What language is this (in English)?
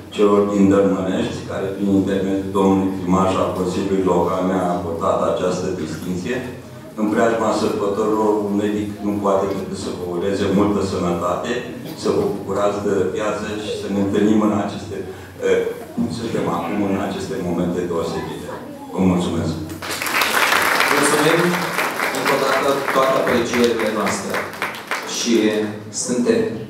Romanian